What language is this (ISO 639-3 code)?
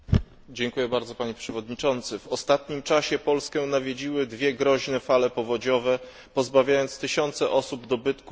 pol